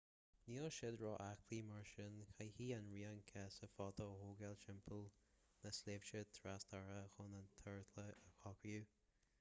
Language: Irish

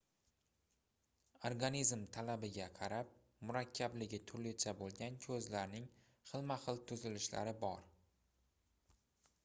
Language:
Uzbek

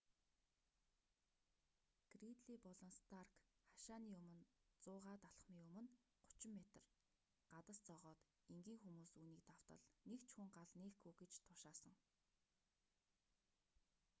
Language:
Mongolian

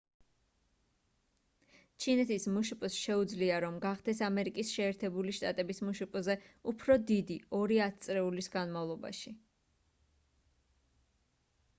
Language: Georgian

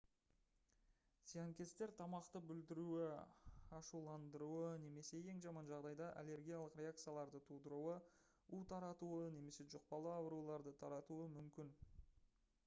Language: Kazakh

